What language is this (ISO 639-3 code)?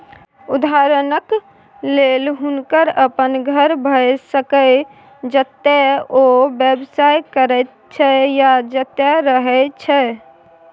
mai